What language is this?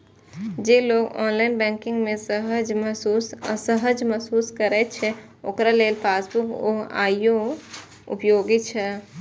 Maithili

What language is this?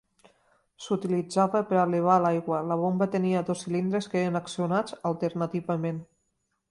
Catalan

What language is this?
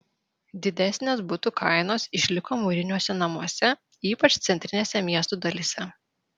Lithuanian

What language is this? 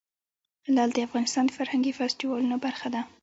Pashto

